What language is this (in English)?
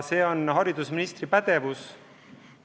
Estonian